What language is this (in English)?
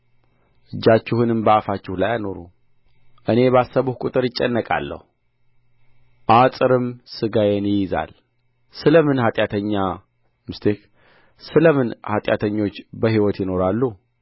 Amharic